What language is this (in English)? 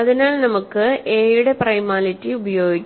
Malayalam